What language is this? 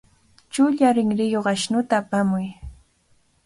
Cajatambo North Lima Quechua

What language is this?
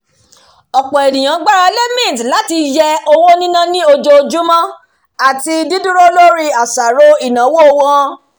Yoruba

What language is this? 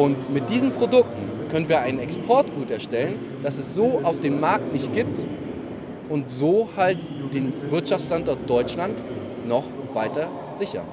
German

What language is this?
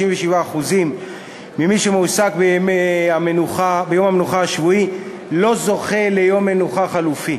Hebrew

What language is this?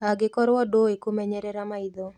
Kikuyu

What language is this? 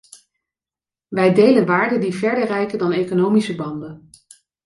Dutch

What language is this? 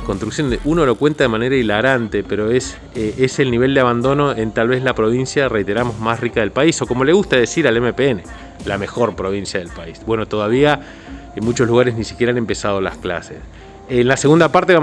Spanish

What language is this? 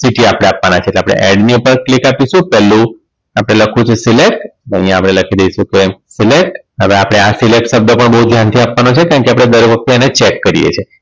Gujarati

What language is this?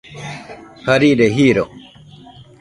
Nüpode Huitoto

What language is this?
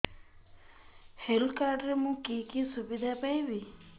Odia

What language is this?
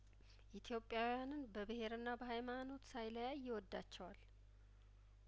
Amharic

